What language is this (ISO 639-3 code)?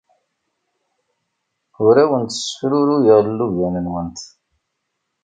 kab